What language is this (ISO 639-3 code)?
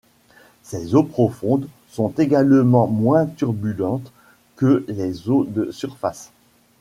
fra